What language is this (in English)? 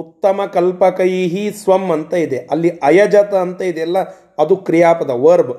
Kannada